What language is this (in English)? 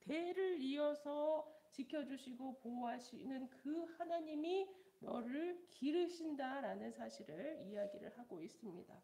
Korean